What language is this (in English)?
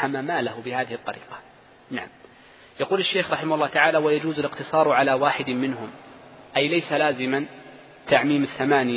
Arabic